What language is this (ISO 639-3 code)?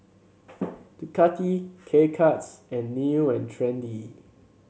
eng